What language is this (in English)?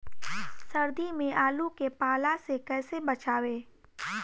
Bhojpuri